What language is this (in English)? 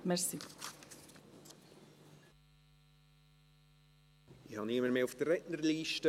Swiss German